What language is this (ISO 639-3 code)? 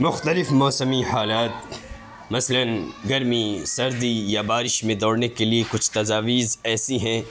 urd